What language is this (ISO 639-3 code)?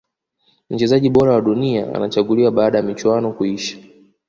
swa